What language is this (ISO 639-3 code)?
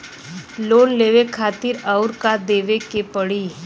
bho